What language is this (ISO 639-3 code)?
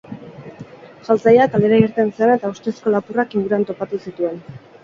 eus